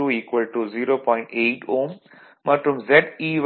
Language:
Tamil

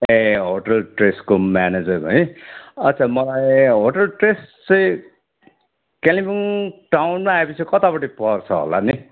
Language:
Nepali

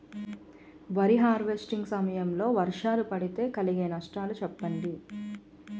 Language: Telugu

